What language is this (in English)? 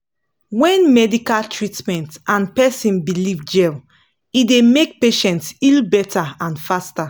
Nigerian Pidgin